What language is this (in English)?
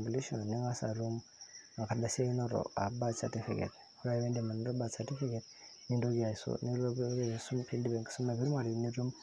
Masai